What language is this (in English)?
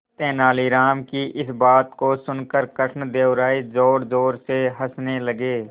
Hindi